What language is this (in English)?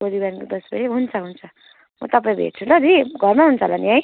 Nepali